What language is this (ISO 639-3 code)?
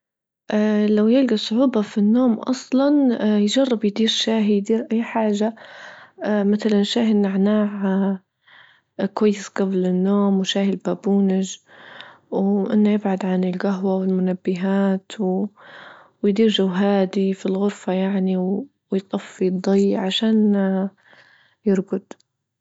ayl